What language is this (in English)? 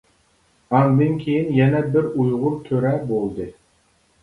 Uyghur